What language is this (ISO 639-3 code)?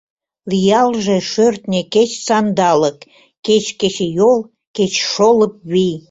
chm